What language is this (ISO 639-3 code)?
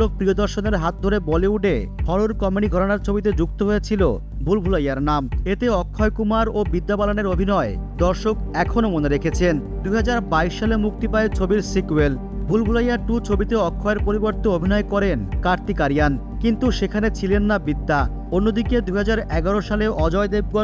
hin